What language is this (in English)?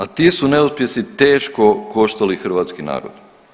Croatian